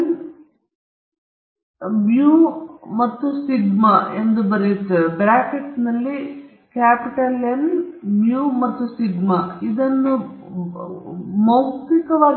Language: Kannada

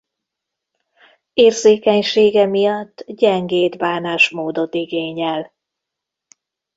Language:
Hungarian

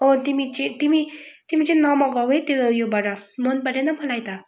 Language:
Nepali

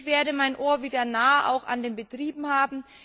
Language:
German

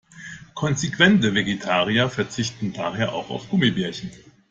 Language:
German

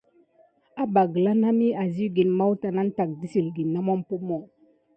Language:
Gidar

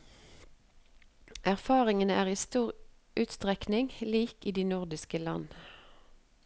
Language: Norwegian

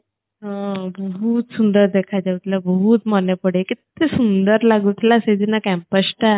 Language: Odia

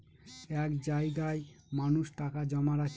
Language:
Bangla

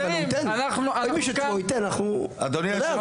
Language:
Hebrew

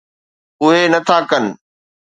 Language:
Sindhi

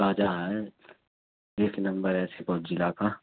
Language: Urdu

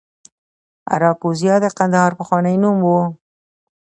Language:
Pashto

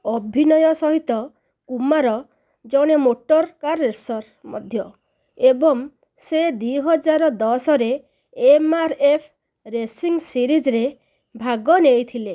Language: Odia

